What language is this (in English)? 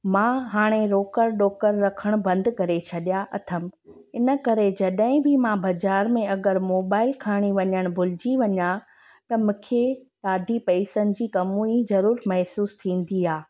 Sindhi